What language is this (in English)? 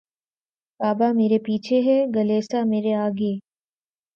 Urdu